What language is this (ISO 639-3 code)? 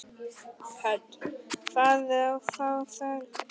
isl